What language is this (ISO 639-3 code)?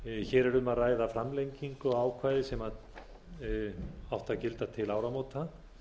isl